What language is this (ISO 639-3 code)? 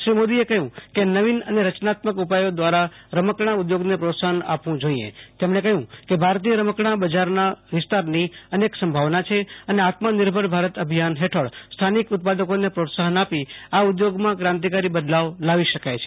guj